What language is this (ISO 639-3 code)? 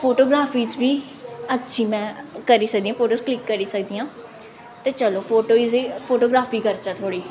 doi